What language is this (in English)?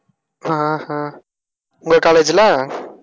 Tamil